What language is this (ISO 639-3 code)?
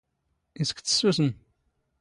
zgh